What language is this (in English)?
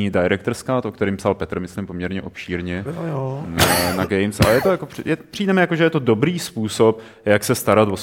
Czech